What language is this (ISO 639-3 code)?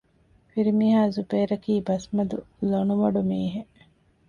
div